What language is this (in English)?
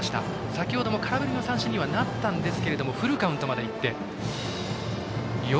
Japanese